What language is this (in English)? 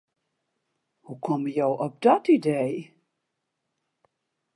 Western Frisian